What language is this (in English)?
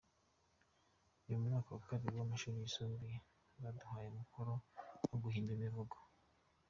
Kinyarwanda